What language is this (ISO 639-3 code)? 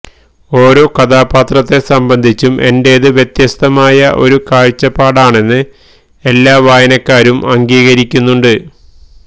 mal